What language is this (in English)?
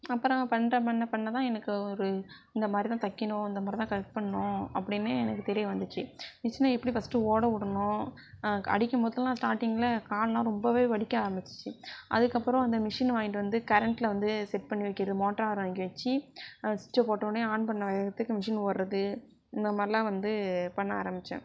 Tamil